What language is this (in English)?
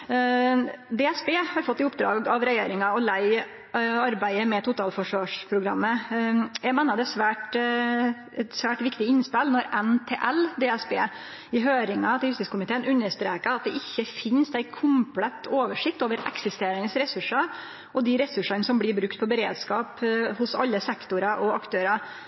Norwegian Nynorsk